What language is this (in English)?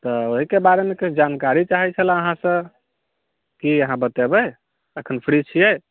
Maithili